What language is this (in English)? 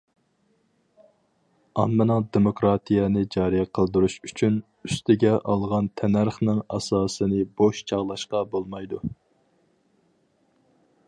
Uyghur